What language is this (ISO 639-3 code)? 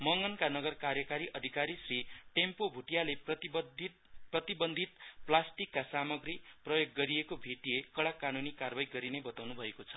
nep